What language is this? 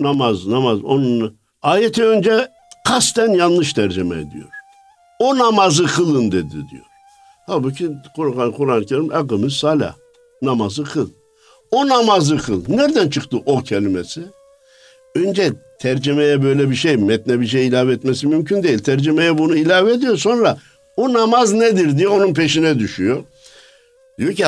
Turkish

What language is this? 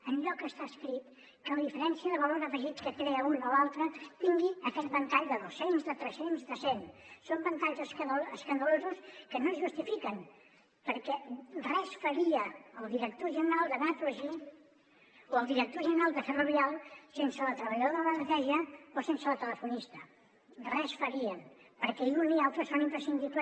Catalan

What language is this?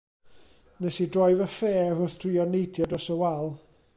Welsh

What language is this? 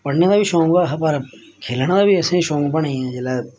Dogri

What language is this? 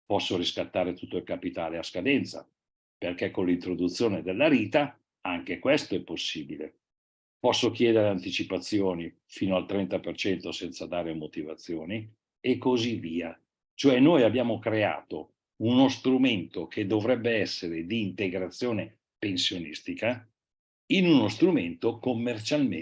Italian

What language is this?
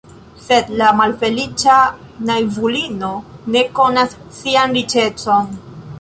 Esperanto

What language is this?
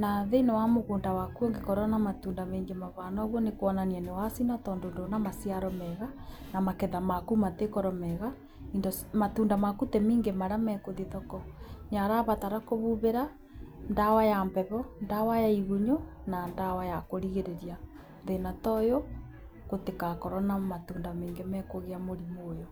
Kikuyu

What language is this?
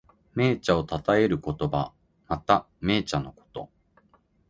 Japanese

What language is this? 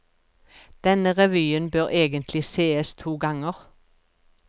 Norwegian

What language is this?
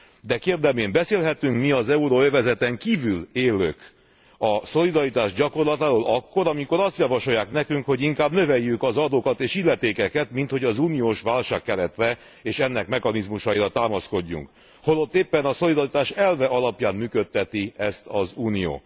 Hungarian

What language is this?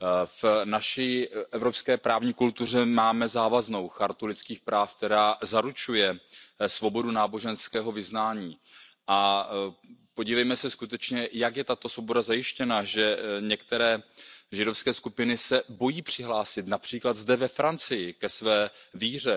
Czech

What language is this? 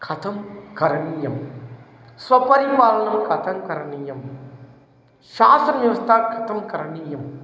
Sanskrit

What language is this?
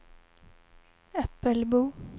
Swedish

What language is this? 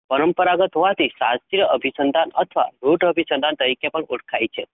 Gujarati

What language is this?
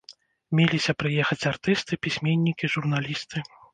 Belarusian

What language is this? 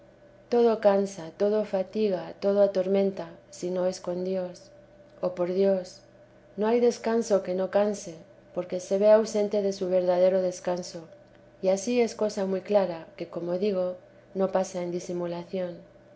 Spanish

